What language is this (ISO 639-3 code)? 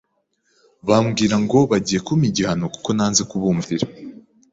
kin